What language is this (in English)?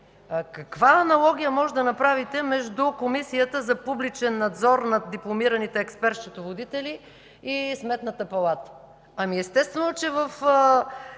Bulgarian